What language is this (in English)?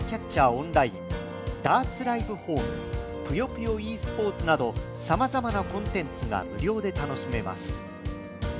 Japanese